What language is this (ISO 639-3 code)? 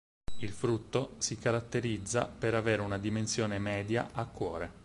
ita